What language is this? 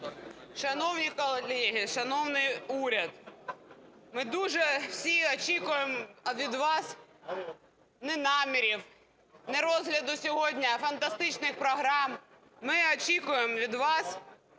Ukrainian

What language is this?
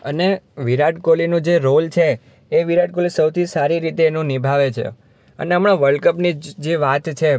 Gujarati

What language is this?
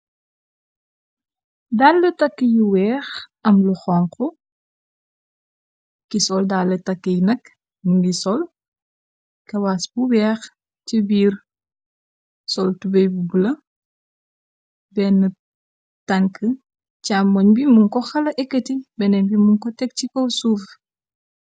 Wolof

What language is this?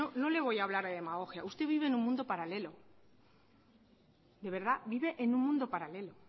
Spanish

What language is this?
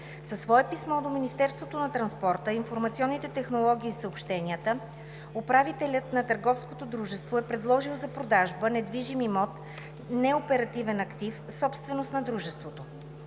Bulgarian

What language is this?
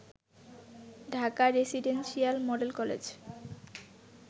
Bangla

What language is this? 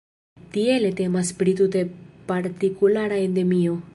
Esperanto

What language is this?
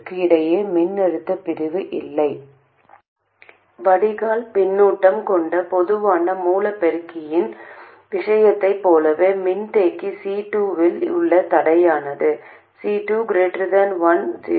Tamil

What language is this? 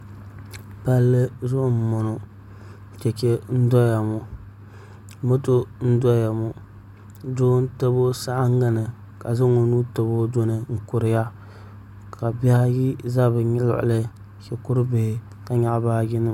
Dagbani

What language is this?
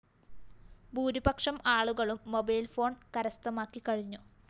Malayalam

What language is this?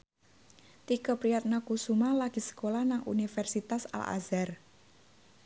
Javanese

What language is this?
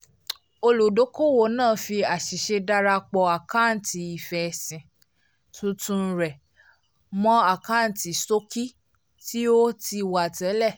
Yoruba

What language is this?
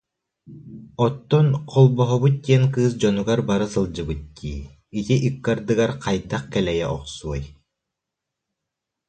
Yakut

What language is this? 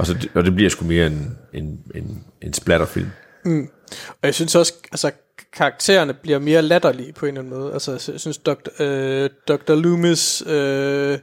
Danish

